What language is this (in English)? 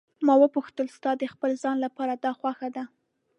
Pashto